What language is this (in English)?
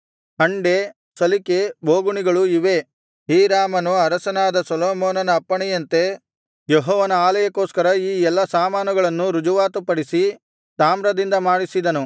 Kannada